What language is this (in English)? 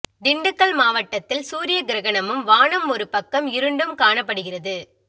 Tamil